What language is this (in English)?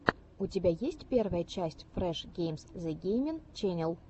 Russian